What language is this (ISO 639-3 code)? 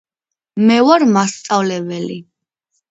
kat